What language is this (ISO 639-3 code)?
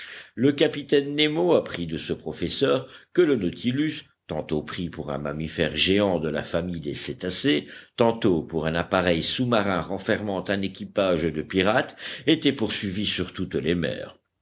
fra